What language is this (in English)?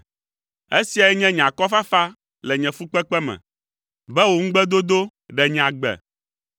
Ewe